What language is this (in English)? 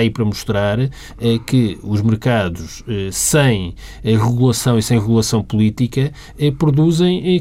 Portuguese